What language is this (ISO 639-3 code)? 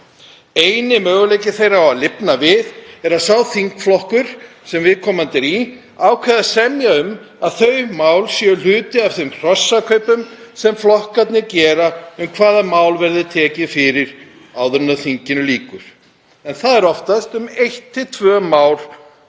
isl